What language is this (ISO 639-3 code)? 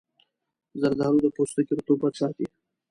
pus